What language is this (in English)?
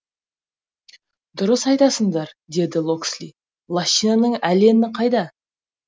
Kazakh